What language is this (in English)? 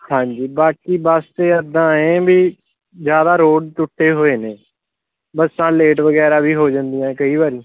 Punjabi